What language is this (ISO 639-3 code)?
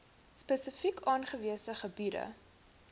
afr